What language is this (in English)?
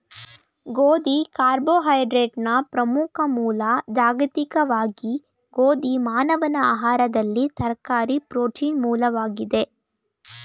Kannada